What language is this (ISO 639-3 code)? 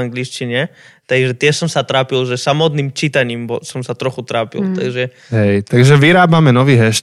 slk